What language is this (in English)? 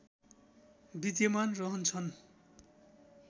Nepali